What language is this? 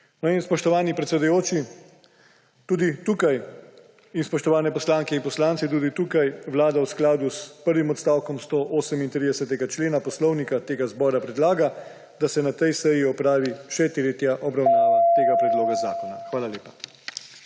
Slovenian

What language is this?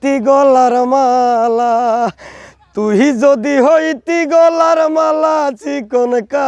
Arabic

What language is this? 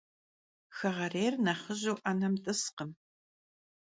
Kabardian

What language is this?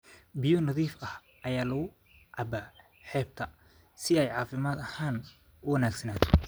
Somali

